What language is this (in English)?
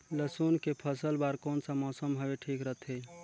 Chhattisgarhi